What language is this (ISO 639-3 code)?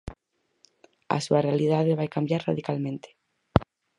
glg